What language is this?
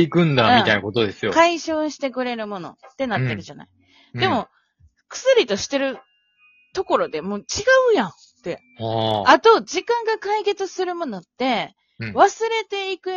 Japanese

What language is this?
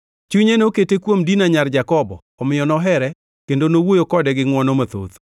Luo (Kenya and Tanzania)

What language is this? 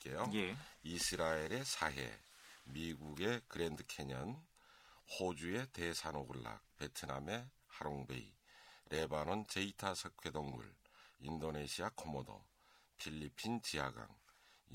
Korean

